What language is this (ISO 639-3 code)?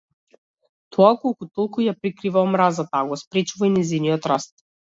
mkd